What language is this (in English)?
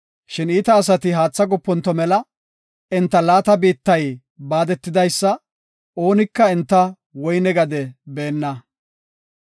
Gofa